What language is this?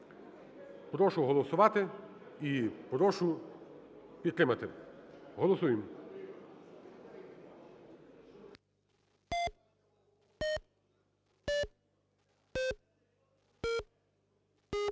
Ukrainian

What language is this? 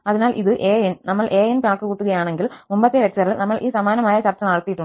Malayalam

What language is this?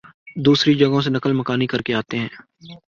Urdu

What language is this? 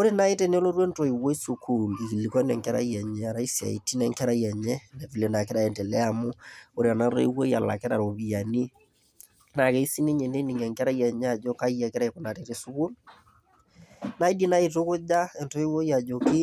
Masai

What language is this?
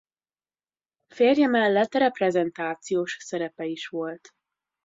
Hungarian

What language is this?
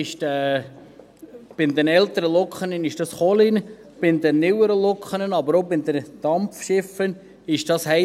Swiss German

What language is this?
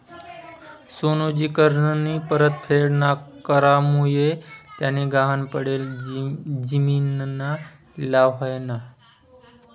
Marathi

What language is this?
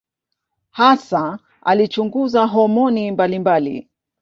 Swahili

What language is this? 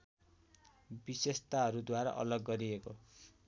Nepali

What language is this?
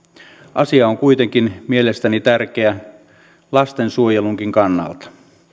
Finnish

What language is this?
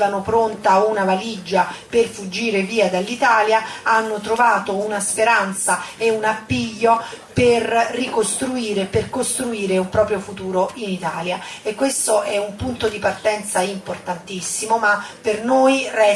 Italian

